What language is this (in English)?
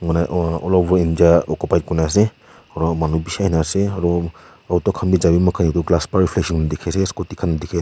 Naga Pidgin